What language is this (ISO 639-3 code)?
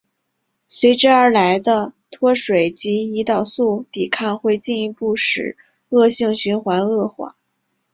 zho